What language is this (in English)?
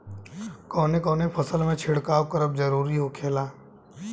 Bhojpuri